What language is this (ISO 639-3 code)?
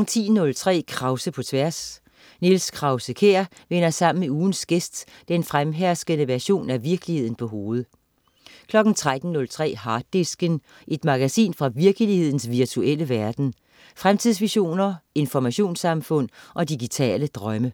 dan